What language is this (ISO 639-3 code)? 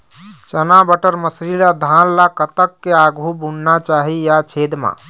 hne